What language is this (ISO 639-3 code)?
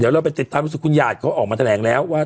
tha